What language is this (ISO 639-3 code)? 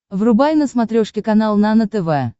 rus